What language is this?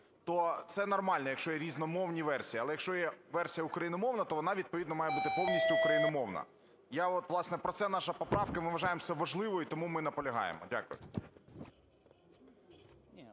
Ukrainian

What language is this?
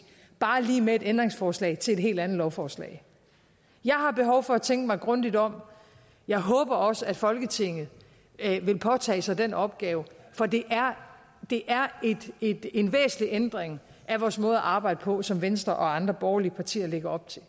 Danish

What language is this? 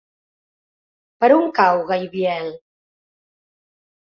Catalan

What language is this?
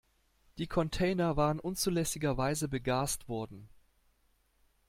German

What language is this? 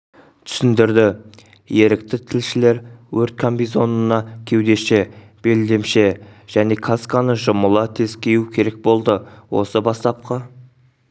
Kazakh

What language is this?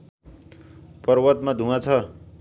Nepali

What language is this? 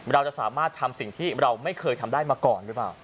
Thai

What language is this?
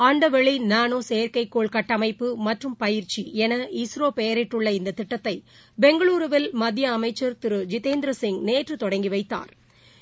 Tamil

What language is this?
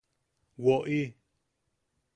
Yaqui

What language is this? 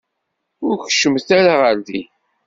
Kabyle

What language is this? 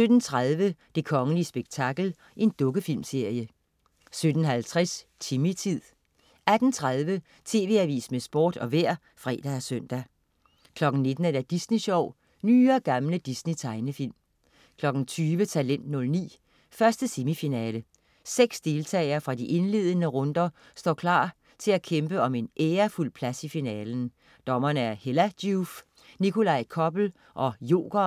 Danish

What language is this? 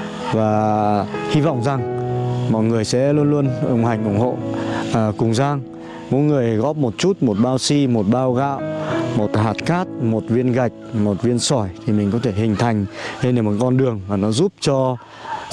Vietnamese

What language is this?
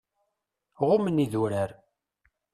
Kabyle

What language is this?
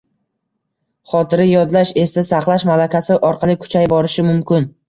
Uzbek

